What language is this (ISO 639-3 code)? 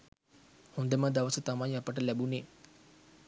sin